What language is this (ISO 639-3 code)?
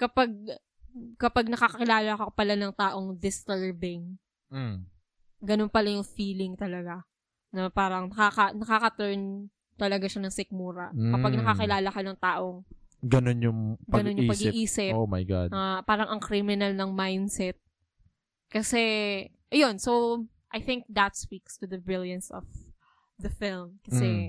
fil